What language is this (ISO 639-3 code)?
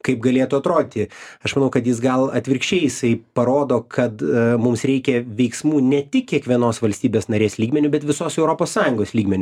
lit